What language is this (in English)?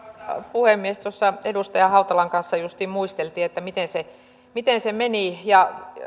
Finnish